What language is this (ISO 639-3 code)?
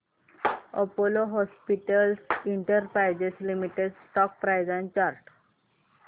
mar